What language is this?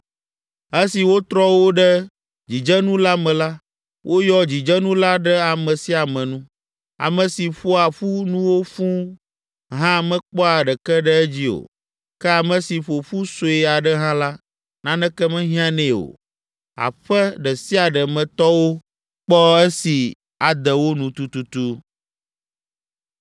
Ewe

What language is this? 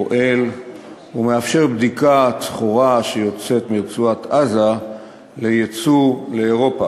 Hebrew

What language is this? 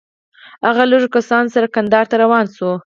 Pashto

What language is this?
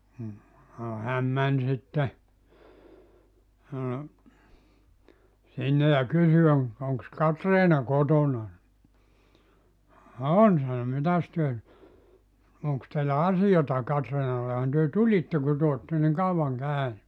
Finnish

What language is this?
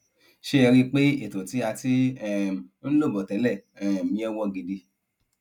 Yoruba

